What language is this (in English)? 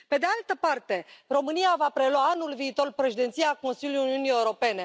Romanian